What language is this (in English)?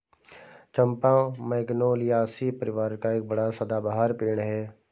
Hindi